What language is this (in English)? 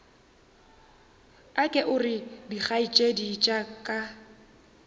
Northern Sotho